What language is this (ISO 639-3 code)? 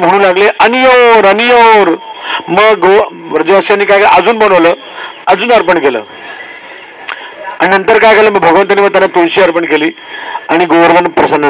mar